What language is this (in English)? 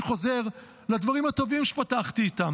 Hebrew